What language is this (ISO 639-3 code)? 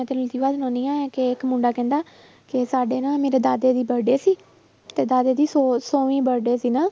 pan